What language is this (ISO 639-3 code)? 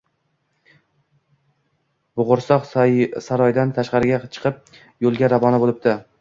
uzb